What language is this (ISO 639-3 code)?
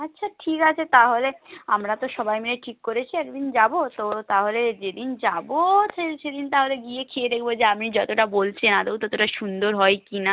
ben